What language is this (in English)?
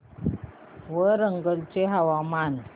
Marathi